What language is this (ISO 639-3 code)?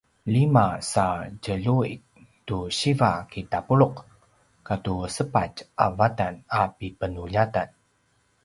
pwn